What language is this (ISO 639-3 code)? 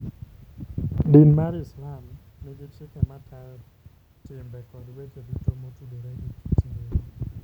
luo